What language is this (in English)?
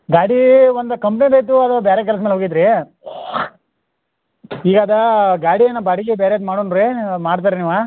Kannada